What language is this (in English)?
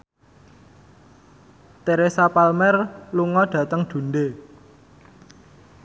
Javanese